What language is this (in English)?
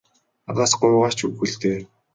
Mongolian